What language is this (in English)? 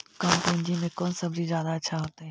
Magahi